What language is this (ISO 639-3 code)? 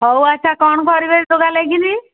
ori